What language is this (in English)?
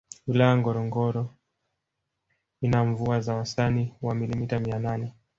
Swahili